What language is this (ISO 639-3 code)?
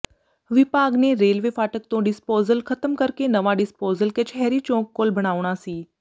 pan